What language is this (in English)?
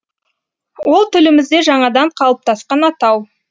Kazakh